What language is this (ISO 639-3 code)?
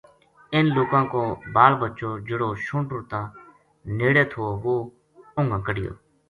gju